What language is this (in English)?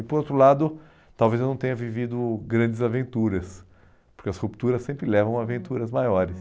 Portuguese